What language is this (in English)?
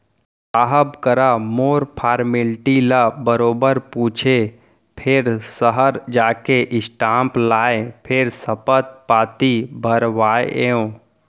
Chhattisgarhi